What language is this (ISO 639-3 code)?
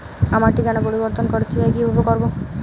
ben